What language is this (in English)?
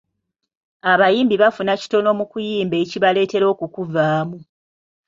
Ganda